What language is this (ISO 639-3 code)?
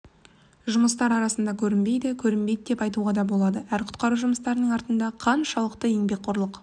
kaz